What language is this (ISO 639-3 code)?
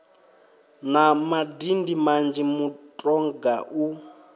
ven